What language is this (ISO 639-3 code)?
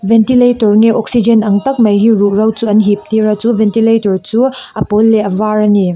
lus